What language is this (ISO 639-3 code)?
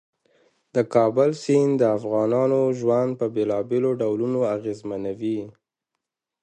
pus